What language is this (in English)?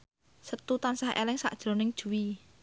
Javanese